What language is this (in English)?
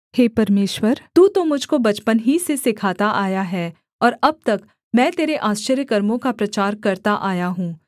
Hindi